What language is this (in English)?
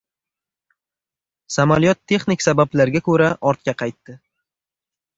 Uzbek